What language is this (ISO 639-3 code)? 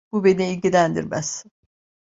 tur